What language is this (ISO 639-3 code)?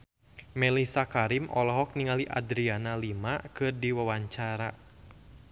sun